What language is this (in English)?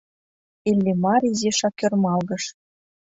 Mari